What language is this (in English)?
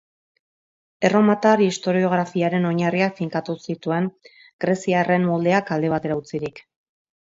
Basque